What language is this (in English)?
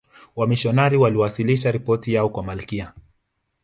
Swahili